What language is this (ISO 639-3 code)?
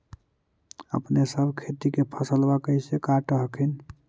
mag